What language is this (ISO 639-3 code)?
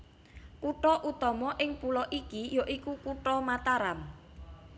jav